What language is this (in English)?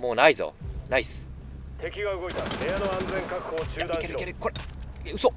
Japanese